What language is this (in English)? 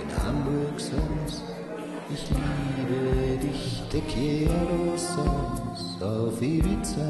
German